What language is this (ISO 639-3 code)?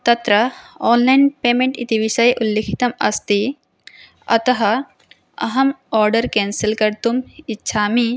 san